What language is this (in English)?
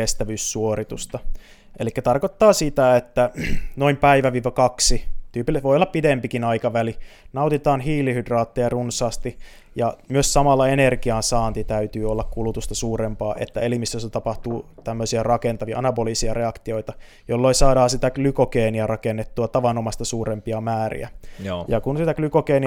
Finnish